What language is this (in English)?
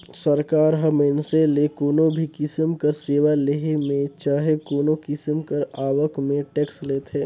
Chhattisgarhi